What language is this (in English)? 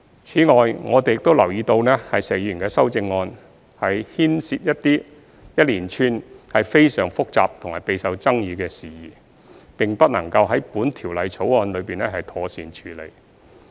Cantonese